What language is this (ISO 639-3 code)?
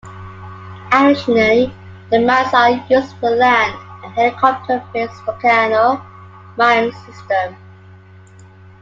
eng